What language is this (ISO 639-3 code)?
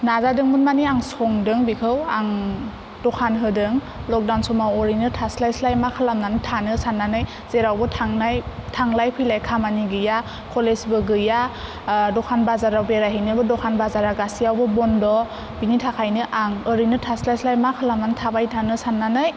brx